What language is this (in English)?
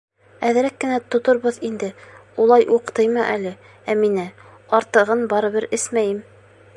Bashkir